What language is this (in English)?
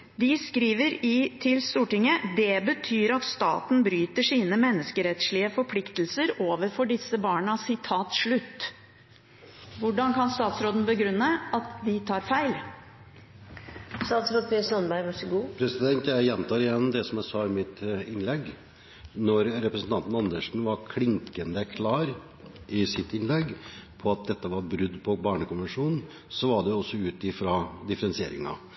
Norwegian Bokmål